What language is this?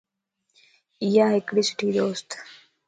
Lasi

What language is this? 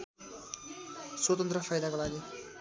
Nepali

